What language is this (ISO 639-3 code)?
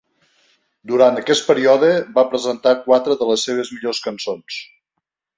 cat